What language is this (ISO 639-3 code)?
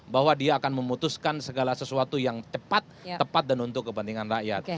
ind